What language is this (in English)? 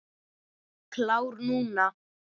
Icelandic